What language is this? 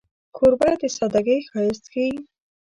Pashto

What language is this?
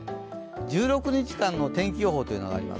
Japanese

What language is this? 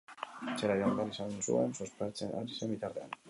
Basque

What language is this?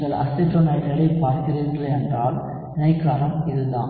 Tamil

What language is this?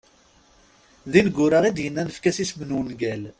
Kabyle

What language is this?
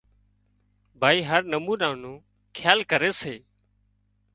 Wadiyara Koli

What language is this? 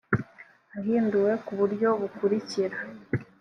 Kinyarwanda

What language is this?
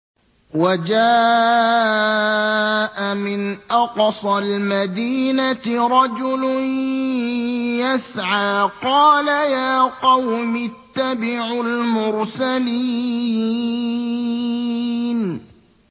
Arabic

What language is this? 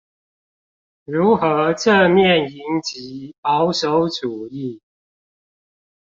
Chinese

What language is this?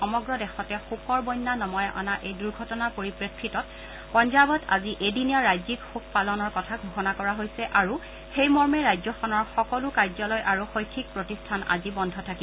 Assamese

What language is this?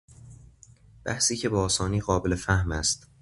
Persian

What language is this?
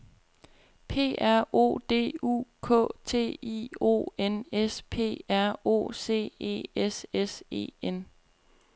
Danish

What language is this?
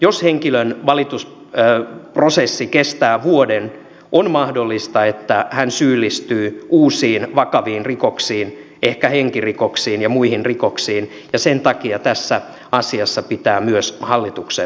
Finnish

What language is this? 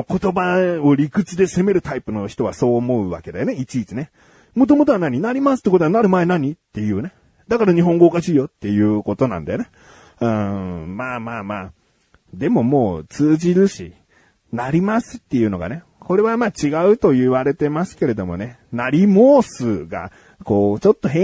Japanese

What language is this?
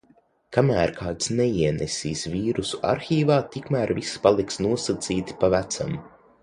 Latvian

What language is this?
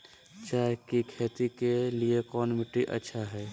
Magahi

